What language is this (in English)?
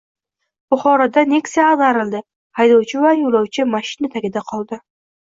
Uzbek